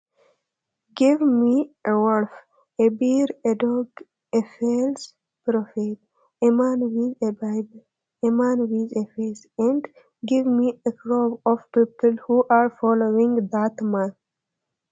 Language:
Sidamo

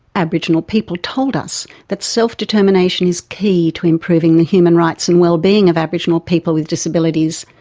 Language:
English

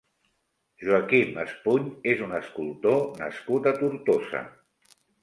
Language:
Catalan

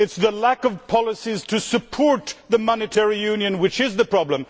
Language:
English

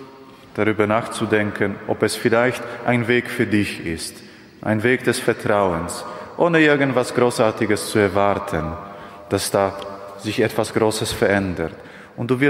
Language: German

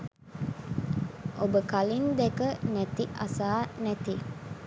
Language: Sinhala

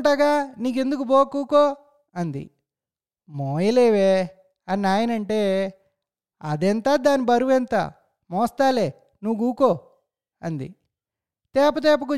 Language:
Telugu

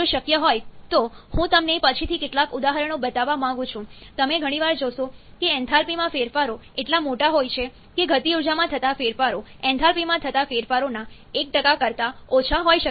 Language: Gujarati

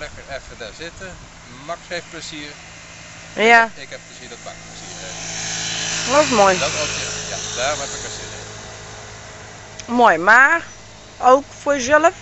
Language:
Dutch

